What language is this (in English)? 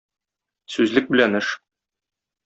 Tatar